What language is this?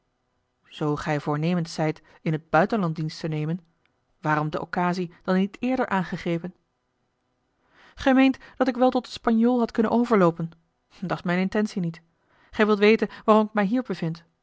Dutch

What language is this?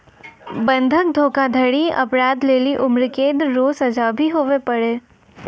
Maithili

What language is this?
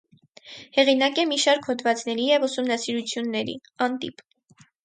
Armenian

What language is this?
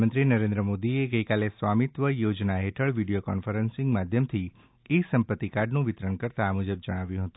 Gujarati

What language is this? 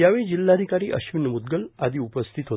Marathi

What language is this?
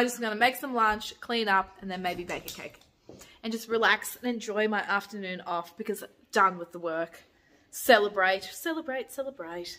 English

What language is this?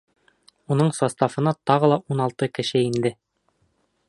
Bashkir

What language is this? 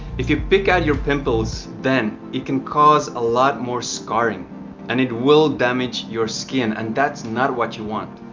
English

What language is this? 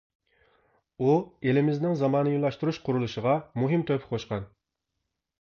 Uyghur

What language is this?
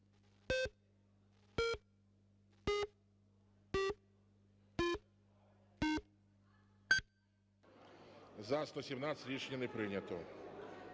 Ukrainian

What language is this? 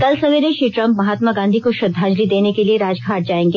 Hindi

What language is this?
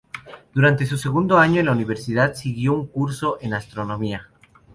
Spanish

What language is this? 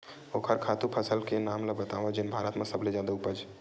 Chhattisgarhi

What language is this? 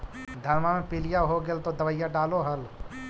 Magahi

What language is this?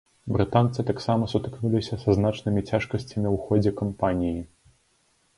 Belarusian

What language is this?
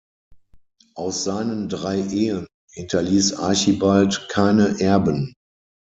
German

